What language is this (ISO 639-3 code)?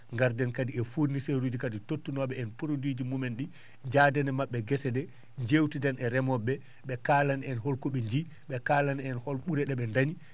ful